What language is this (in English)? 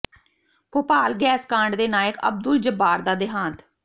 Punjabi